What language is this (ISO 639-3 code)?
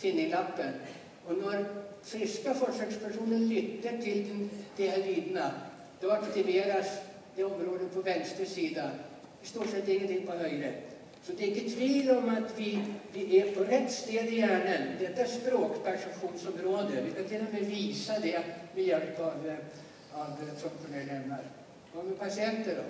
swe